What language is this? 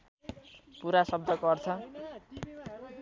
Nepali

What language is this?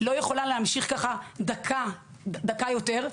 Hebrew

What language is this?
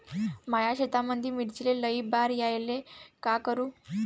Marathi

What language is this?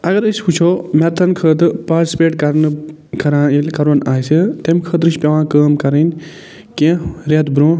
Kashmiri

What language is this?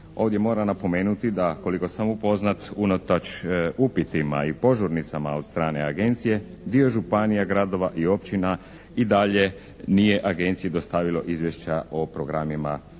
Croatian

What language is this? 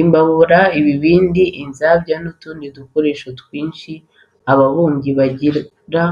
Kinyarwanda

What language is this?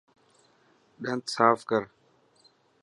Dhatki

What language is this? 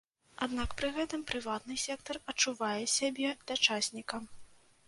Belarusian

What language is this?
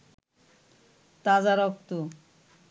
Bangla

